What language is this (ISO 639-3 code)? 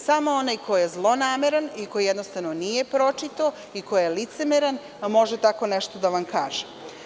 srp